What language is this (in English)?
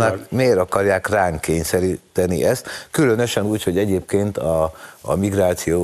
Hungarian